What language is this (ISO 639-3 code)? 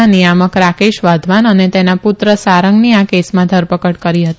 guj